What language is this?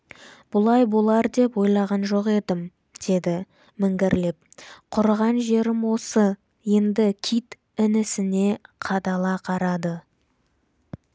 Kazakh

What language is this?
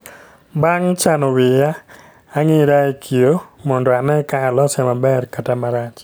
Luo (Kenya and Tanzania)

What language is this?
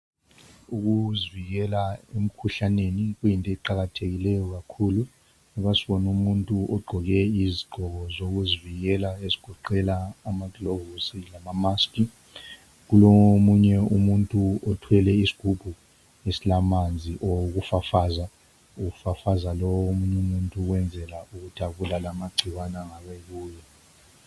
North Ndebele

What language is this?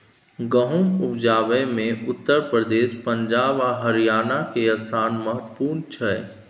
Maithili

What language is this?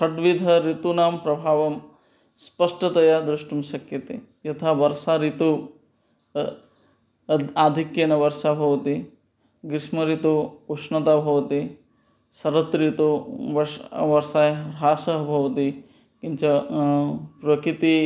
Sanskrit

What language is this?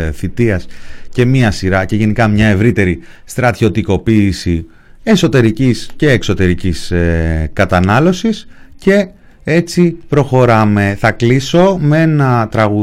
Greek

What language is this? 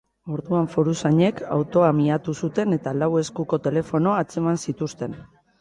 Basque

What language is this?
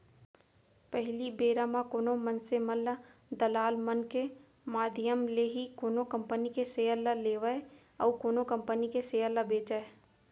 Chhattisgarhi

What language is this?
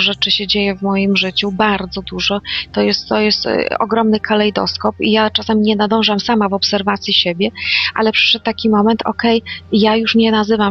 Polish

